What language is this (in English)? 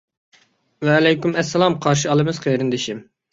Uyghur